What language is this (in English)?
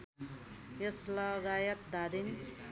Nepali